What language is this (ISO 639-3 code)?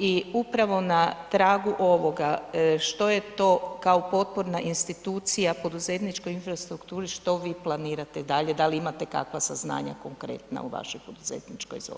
hrv